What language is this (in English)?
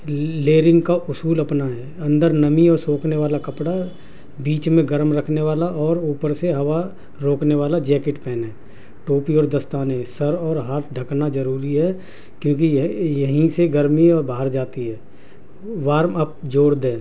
Urdu